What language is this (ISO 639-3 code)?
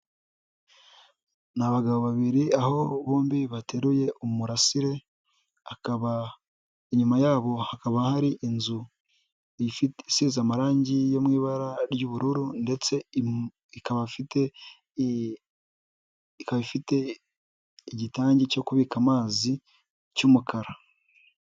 kin